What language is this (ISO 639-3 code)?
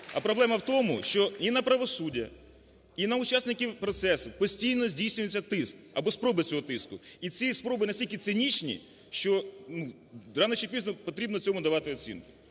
ukr